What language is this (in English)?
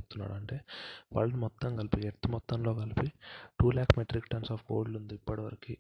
Telugu